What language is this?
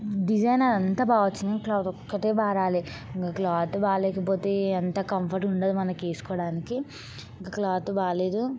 Telugu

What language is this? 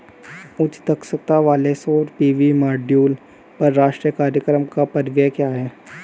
Hindi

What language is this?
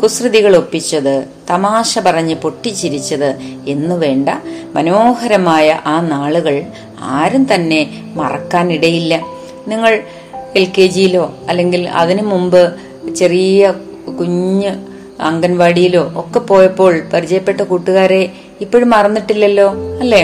Malayalam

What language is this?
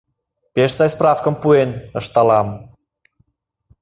Mari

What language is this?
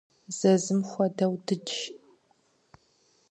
Kabardian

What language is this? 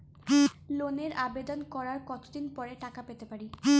Bangla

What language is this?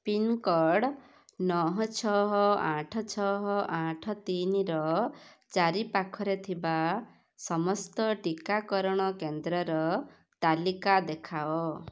Odia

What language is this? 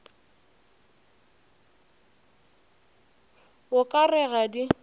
Northern Sotho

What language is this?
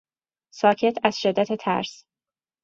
Persian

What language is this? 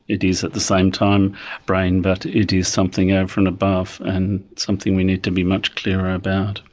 English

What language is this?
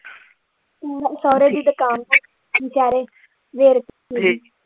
Punjabi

